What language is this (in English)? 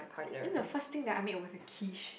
English